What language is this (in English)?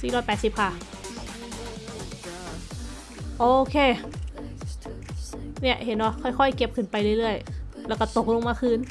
Thai